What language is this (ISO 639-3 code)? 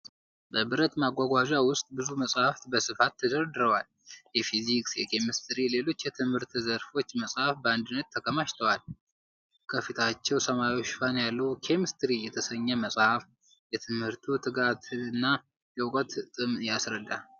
amh